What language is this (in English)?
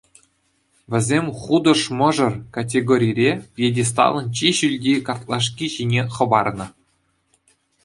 Chuvash